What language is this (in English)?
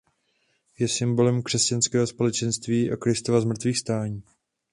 Czech